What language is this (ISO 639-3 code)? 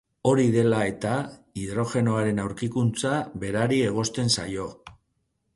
eus